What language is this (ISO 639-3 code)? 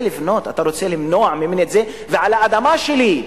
heb